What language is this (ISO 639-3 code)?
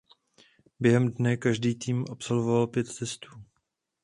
ces